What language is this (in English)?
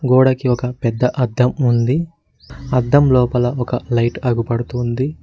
Telugu